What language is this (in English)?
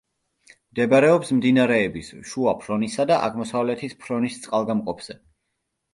Georgian